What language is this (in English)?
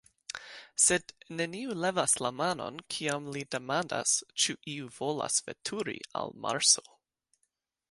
Esperanto